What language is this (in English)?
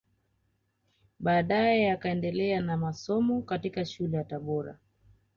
Swahili